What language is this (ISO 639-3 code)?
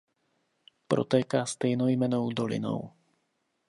ces